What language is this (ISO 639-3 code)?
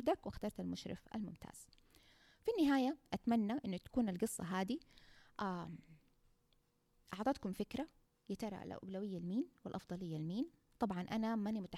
ara